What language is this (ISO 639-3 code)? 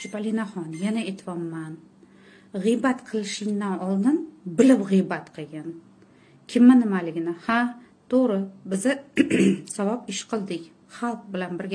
ron